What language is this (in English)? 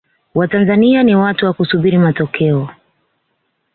Swahili